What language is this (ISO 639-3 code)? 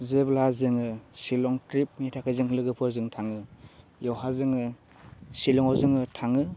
brx